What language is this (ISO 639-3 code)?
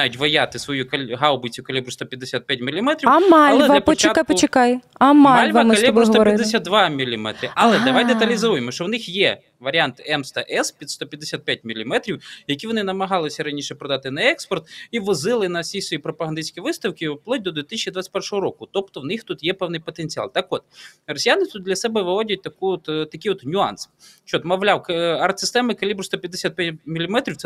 ukr